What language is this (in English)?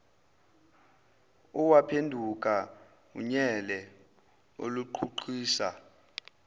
Zulu